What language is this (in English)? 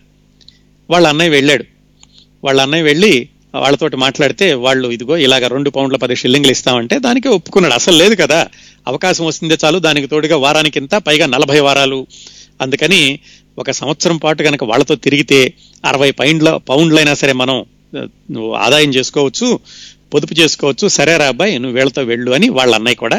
Telugu